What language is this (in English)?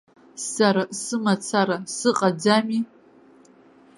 Abkhazian